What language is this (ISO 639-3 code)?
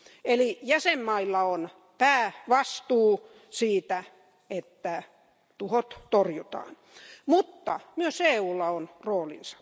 fin